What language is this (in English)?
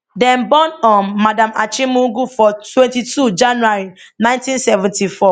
Nigerian Pidgin